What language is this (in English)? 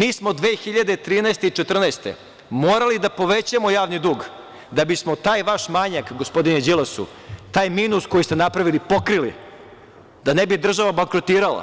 Serbian